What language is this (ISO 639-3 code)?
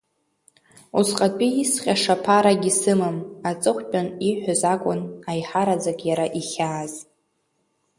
abk